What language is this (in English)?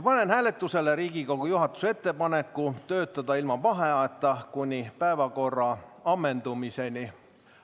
Estonian